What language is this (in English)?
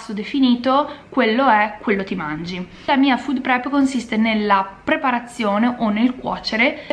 Italian